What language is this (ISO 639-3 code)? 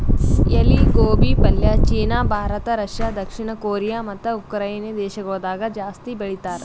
kan